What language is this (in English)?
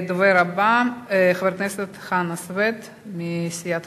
Hebrew